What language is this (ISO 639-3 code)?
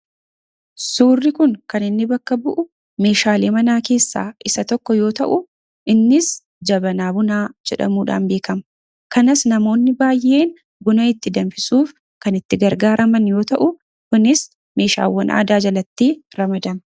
orm